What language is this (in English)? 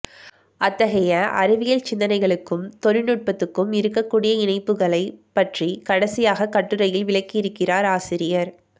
Tamil